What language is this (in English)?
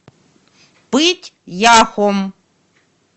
Russian